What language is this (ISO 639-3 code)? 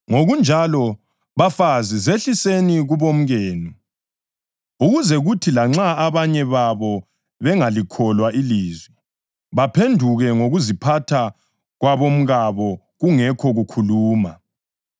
nde